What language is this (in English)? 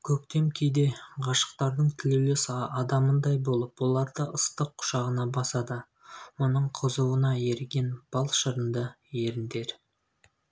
Kazakh